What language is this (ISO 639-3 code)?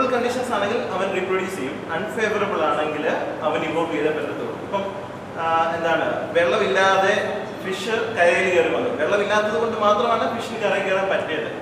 mal